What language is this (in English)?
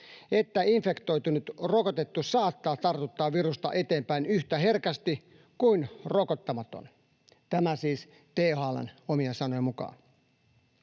Finnish